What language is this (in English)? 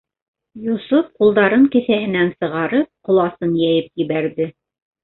Bashkir